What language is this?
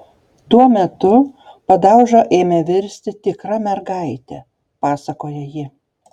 Lithuanian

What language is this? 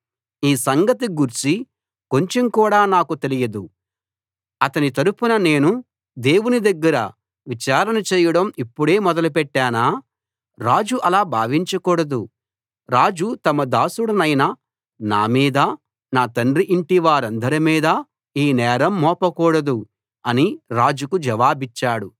Telugu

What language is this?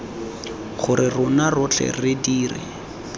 Tswana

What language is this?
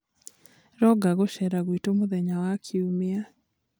Kikuyu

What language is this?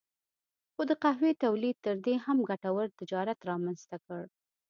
Pashto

